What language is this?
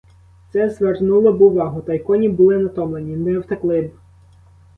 Ukrainian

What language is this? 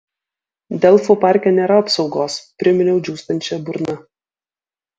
Lithuanian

